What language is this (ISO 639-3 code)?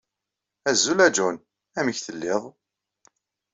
kab